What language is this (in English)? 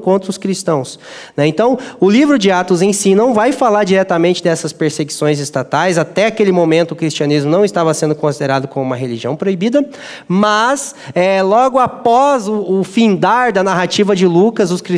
Portuguese